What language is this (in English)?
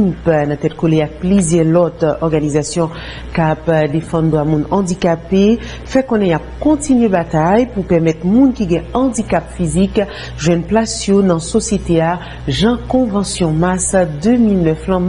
French